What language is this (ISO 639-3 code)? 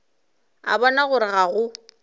nso